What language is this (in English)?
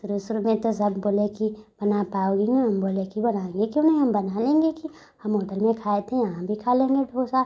Hindi